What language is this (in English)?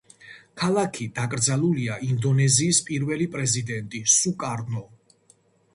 Georgian